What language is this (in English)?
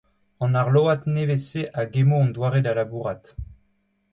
Breton